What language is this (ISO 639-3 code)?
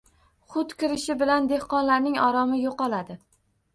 uzb